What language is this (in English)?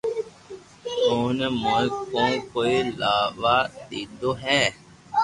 Loarki